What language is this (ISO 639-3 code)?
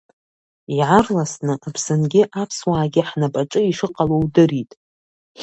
abk